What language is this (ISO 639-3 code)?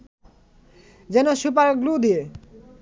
ben